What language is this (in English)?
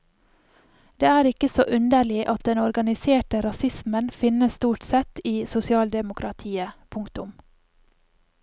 Norwegian